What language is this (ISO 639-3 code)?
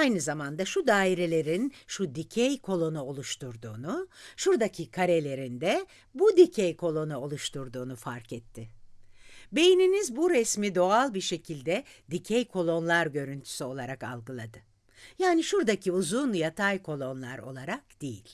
tur